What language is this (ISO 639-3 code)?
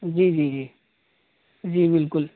urd